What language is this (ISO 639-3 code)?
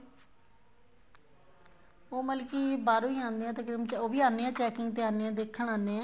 pan